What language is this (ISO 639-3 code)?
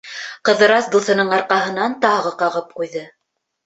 bak